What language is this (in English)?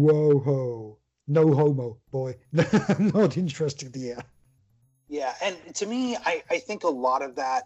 English